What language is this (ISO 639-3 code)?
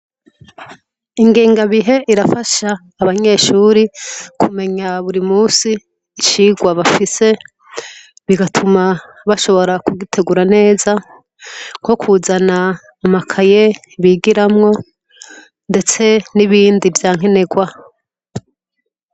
run